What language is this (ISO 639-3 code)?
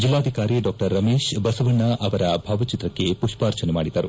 kan